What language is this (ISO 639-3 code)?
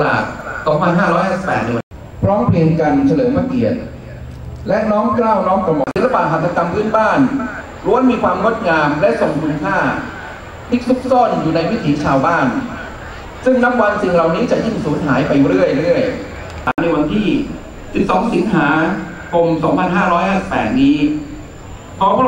tha